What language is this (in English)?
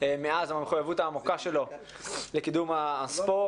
Hebrew